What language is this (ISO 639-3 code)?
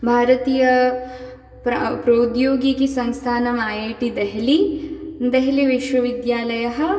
san